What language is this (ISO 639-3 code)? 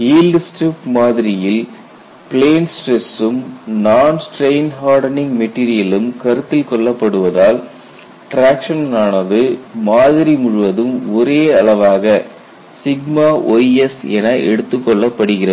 tam